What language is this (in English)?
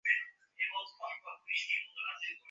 Bangla